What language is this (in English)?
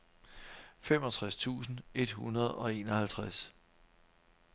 Danish